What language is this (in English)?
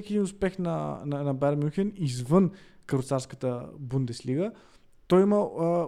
Bulgarian